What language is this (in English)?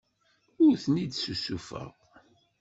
Kabyle